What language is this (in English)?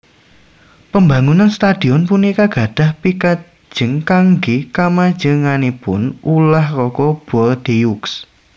Javanese